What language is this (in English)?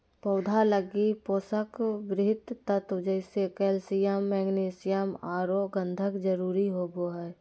Magahi